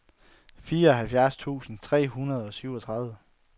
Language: Danish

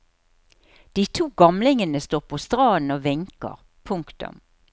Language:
Norwegian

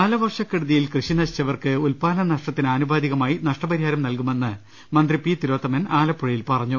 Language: Malayalam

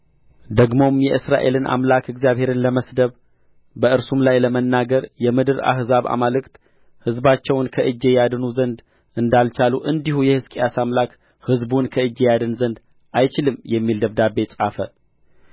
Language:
Amharic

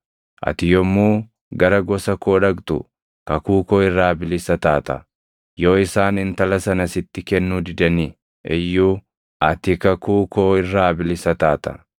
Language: Oromo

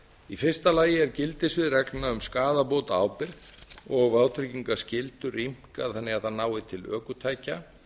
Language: Icelandic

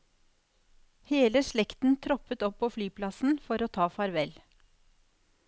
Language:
Norwegian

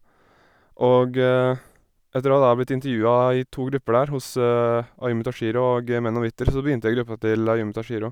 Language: Norwegian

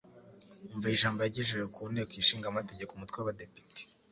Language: Kinyarwanda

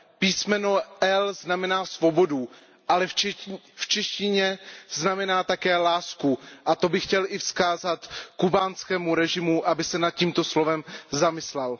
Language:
Czech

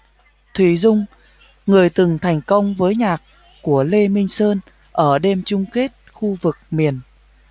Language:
Vietnamese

